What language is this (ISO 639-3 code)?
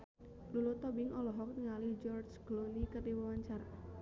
sun